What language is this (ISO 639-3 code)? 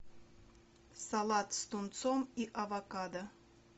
rus